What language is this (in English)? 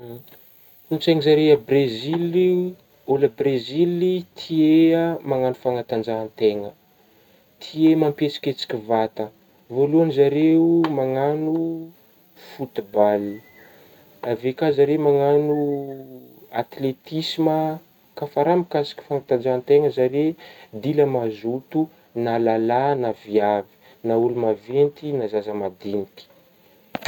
Northern Betsimisaraka Malagasy